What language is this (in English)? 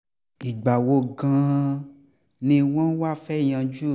Yoruba